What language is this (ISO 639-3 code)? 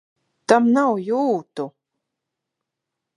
lav